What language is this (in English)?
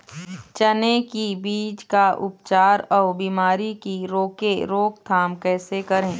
Chhattisgarhi